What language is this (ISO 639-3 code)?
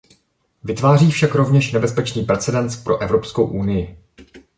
ces